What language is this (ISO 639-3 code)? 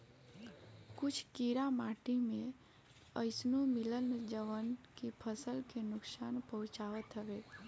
bho